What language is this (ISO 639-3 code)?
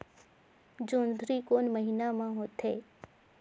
hne